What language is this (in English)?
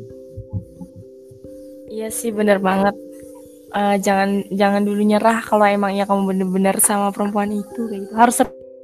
Indonesian